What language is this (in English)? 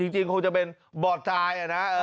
Thai